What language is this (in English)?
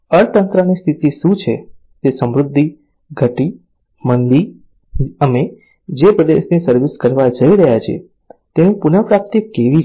Gujarati